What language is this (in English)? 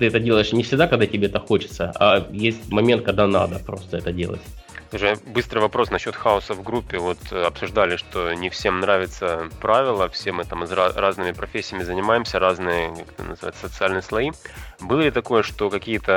Russian